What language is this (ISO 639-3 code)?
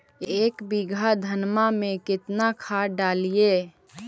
mag